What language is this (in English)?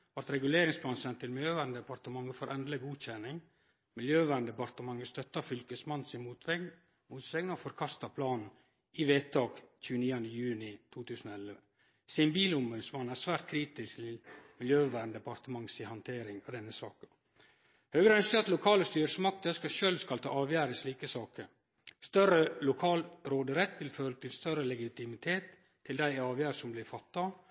Norwegian Nynorsk